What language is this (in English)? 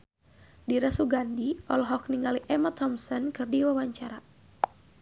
Sundanese